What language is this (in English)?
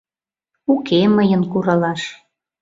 Mari